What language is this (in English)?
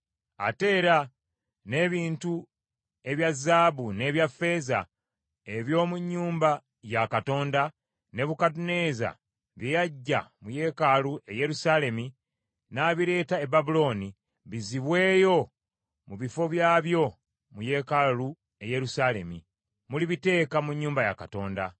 Ganda